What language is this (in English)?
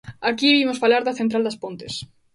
Galician